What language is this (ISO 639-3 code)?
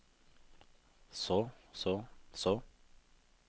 nor